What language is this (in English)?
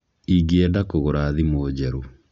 Kikuyu